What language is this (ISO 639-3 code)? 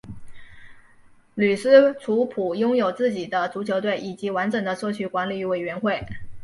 zho